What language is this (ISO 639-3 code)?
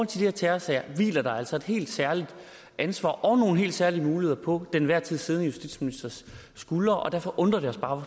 dan